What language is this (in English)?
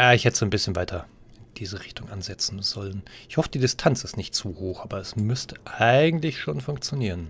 German